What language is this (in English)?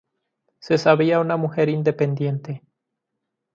Spanish